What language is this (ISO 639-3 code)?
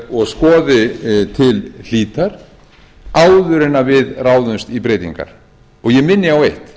isl